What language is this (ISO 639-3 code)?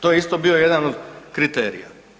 hrv